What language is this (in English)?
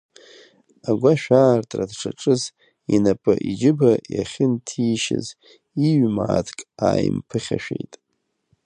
Abkhazian